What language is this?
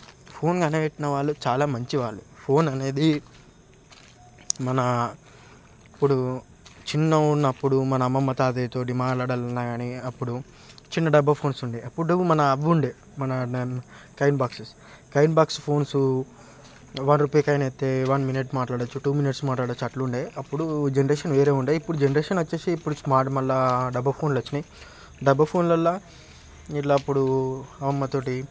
Telugu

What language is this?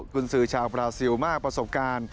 Thai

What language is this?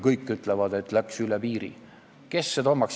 Estonian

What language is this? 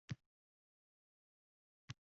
Uzbek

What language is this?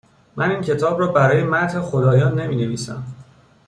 Persian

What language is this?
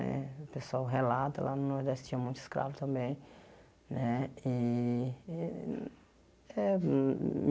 Portuguese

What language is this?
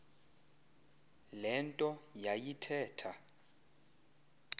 Xhosa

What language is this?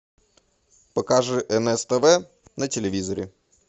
Russian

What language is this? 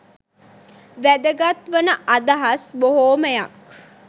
Sinhala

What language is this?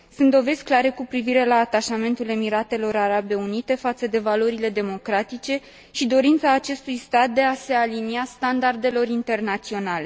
Romanian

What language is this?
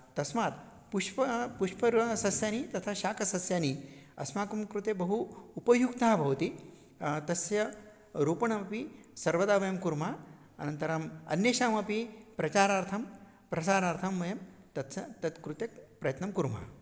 Sanskrit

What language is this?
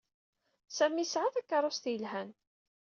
Kabyle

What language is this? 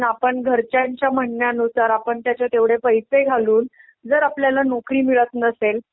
Marathi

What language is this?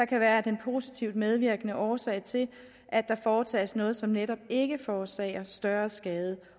Danish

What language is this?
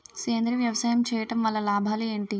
Telugu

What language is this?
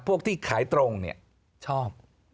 Thai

